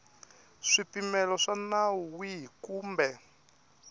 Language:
Tsonga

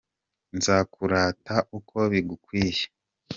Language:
Kinyarwanda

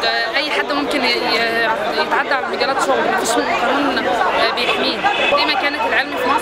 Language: Arabic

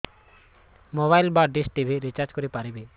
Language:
Odia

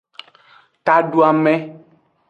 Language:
Aja (Benin)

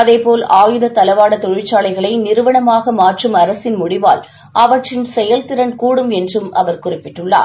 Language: Tamil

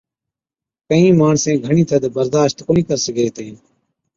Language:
Od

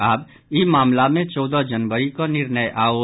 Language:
Maithili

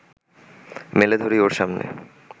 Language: Bangla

